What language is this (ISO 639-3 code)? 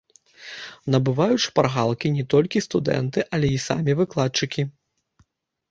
bel